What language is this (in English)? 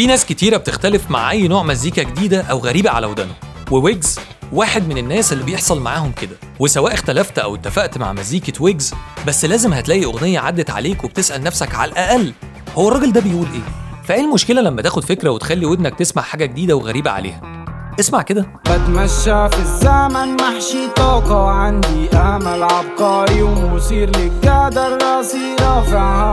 Arabic